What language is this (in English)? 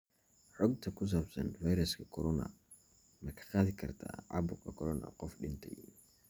Somali